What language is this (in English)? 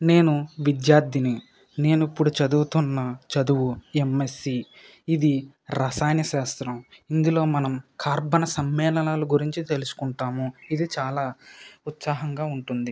Telugu